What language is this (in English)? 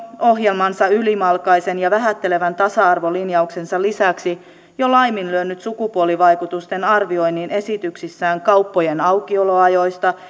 Finnish